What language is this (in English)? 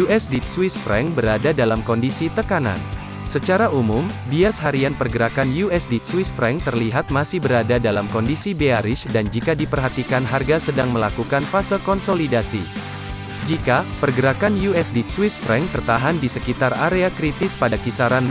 Indonesian